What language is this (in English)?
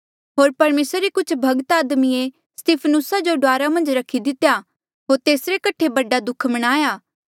Mandeali